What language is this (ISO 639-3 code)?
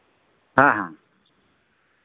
sat